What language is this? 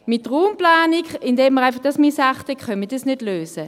Swiss German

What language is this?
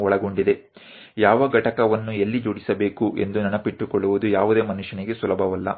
Gujarati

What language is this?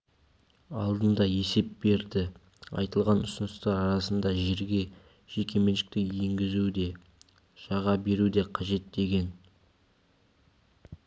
Kazakh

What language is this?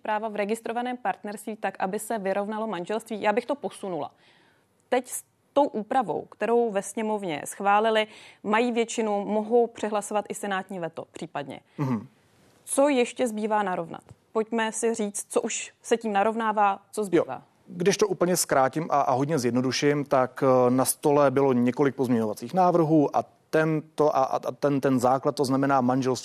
Czech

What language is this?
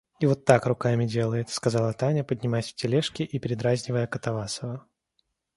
Russian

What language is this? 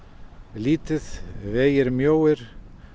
Icelandic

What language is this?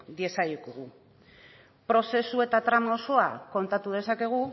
Basque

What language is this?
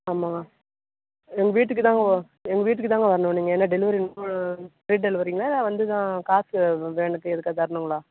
Tamil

